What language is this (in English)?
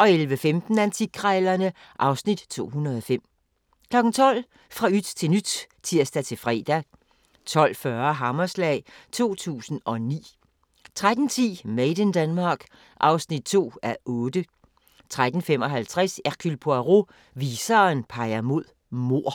Danish